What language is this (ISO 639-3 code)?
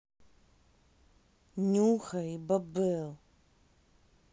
rus